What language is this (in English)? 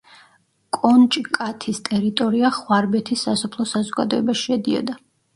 Georgian